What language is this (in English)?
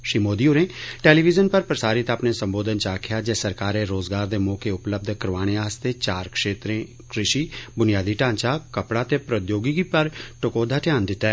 Dogri